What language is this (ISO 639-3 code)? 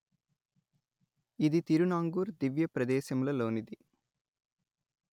tel